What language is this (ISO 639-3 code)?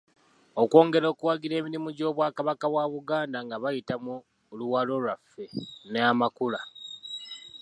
lug